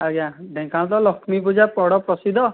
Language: Odia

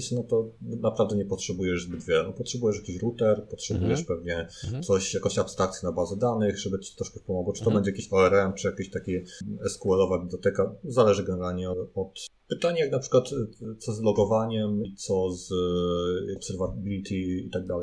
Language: Polish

